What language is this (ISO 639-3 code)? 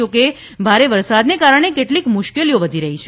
guj